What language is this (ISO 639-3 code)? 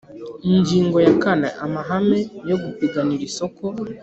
kin